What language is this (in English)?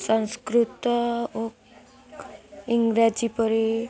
Odia